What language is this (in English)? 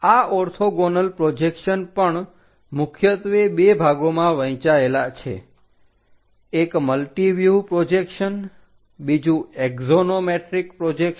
Gujarati